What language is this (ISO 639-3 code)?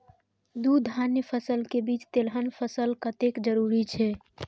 mai